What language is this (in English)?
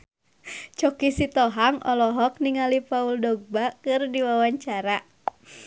Sundanese